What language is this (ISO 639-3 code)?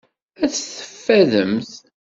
kab